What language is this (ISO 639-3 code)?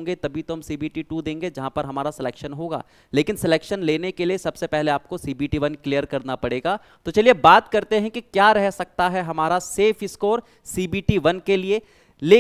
hin